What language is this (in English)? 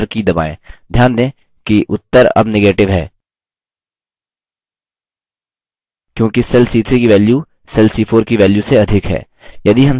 Hindi